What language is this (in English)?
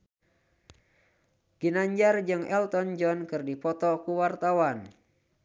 Sundanese